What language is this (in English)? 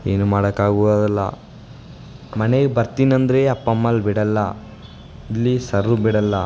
Kannada